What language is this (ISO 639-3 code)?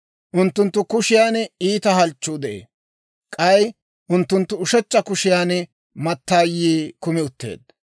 dwr